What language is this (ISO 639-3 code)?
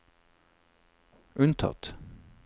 nor